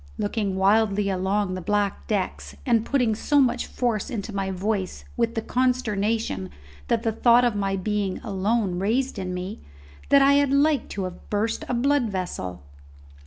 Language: English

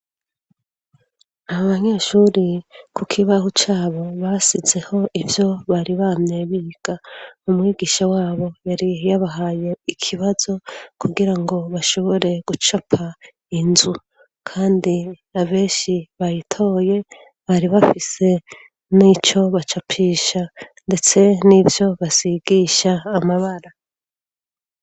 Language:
Rundi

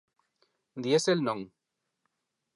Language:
Galician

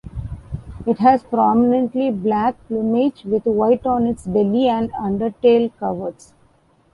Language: English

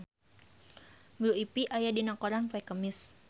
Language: Sundanese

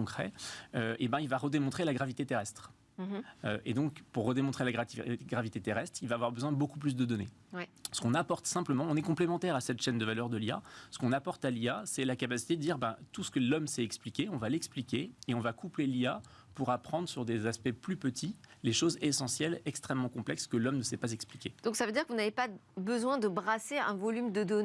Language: French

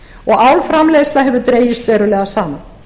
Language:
Icelandic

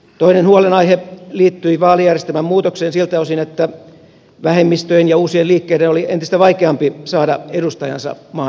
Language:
Finnish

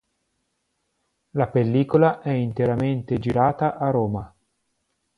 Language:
Italian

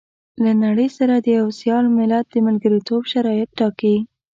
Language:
Pashto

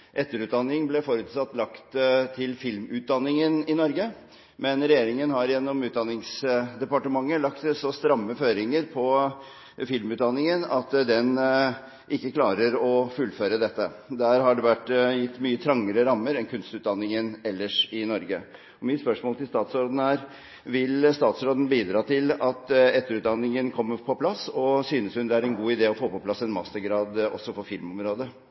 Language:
Norwegian Bokmål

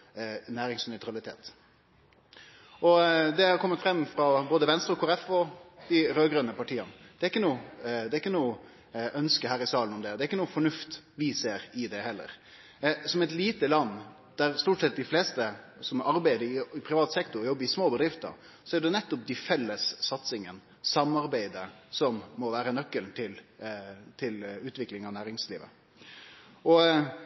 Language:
Norwegian Nynorsk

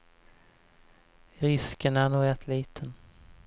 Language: Swedish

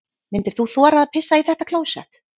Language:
Icelandic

